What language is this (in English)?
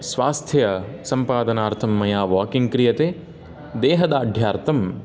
Sanskrit